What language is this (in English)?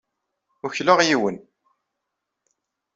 Kabyle